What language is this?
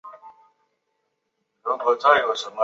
Chinese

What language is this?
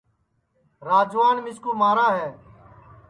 Sansi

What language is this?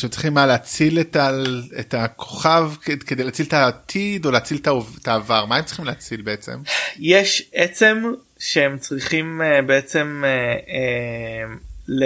Hebrew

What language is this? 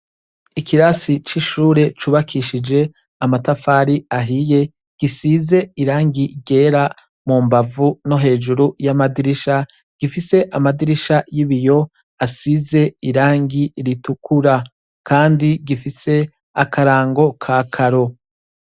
Rundi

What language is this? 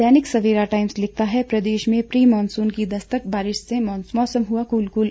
Hindi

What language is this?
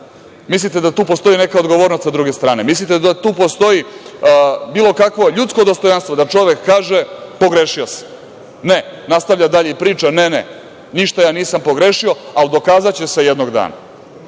Serbian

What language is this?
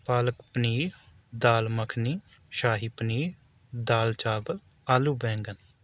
Urdu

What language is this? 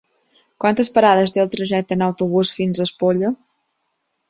Catalan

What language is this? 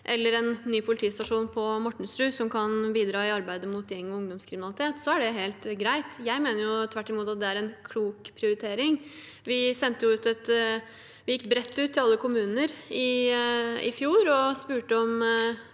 Norwegian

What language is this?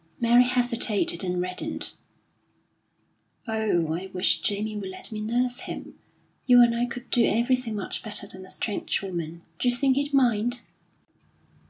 English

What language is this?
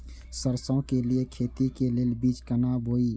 Maithili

